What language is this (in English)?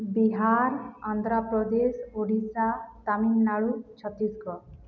Odia